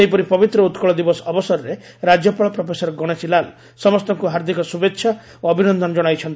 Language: Odia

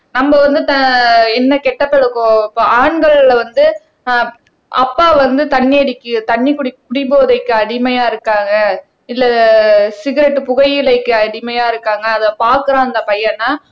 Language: Tamil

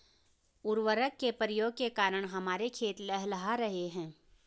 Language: Hindi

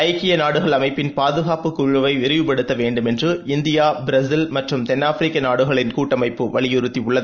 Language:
Tamil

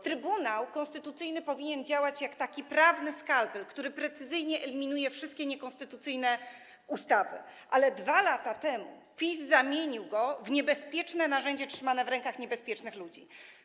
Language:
Polish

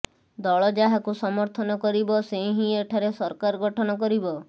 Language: Odia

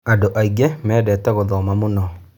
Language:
Kikuyu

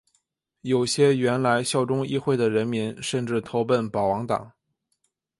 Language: Chinese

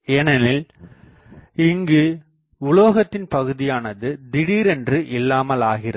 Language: Tamil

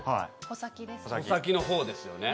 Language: Japanese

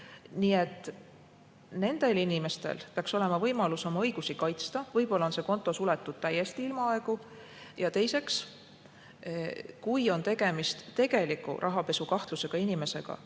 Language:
Estonian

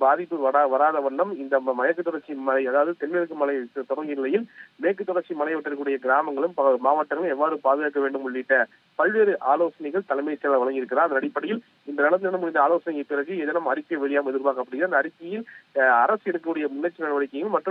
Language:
Romanian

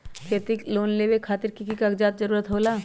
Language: Magahi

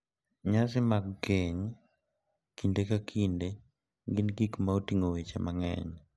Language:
Luo (Kenya and Tanzania)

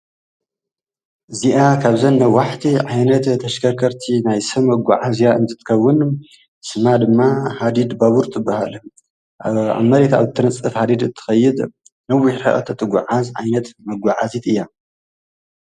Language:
Tigrinya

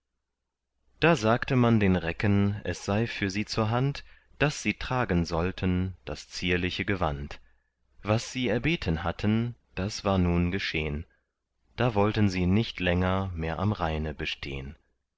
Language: German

